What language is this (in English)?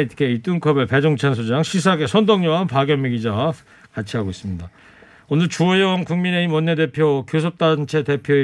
Korean